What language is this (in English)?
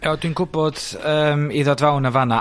Welsh